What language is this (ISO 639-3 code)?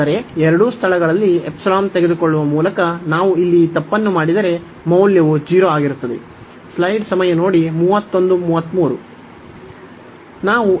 kan